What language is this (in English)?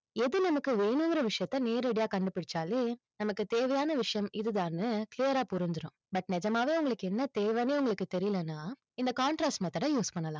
Tamil